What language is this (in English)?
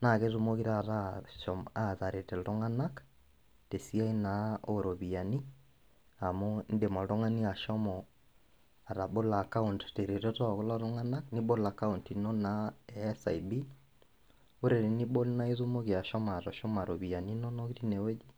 Masai